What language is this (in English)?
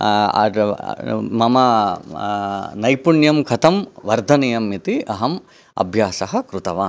Sanskrit